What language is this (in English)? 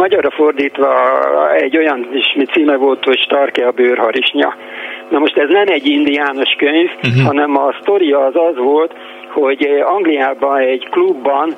Hungarian